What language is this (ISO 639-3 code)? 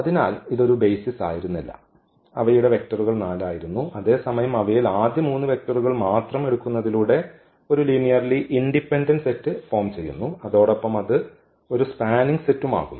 mal